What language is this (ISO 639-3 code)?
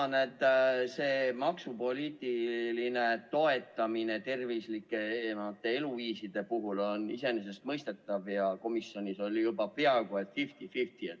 est